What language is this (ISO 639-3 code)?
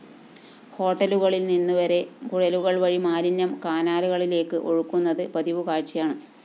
mal